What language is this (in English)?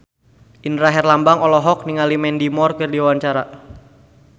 Sundanese